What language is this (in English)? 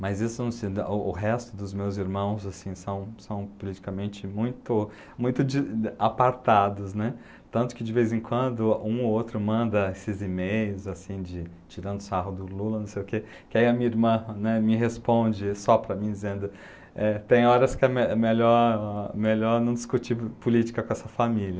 Portuguese